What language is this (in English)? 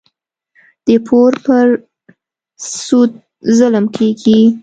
Pashto